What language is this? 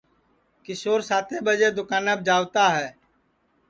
Sansi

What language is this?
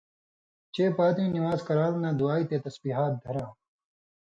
Indus Kohistani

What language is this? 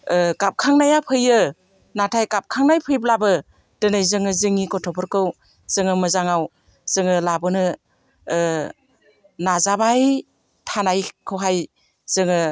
Bodo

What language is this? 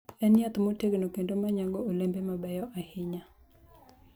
Luo (Kenya and Tanzania)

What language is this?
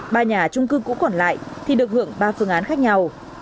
Vietnamese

